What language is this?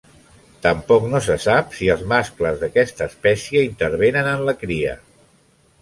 Catalan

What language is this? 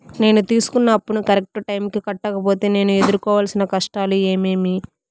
Telugu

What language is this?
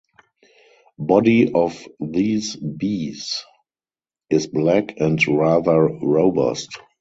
English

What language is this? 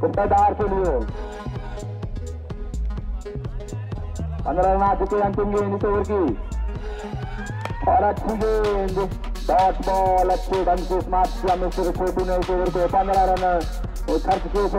Indonesian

